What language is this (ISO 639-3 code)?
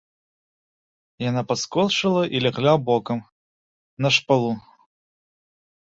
bel